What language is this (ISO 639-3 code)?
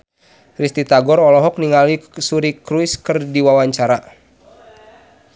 sun